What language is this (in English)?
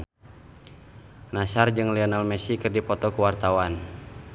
Sundanese